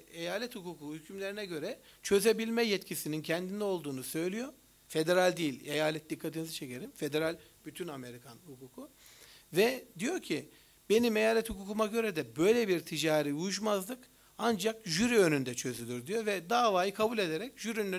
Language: Turkish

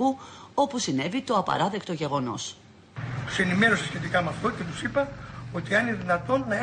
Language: Greek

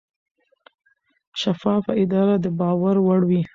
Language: Pashto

